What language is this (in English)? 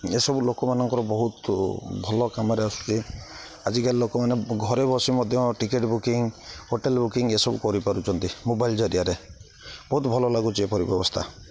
Odia